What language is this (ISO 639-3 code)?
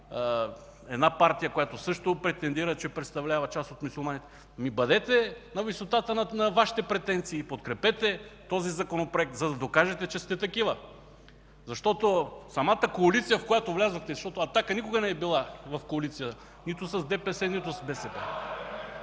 bul